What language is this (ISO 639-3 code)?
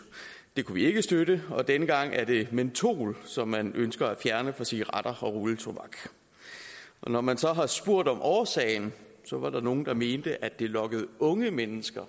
dan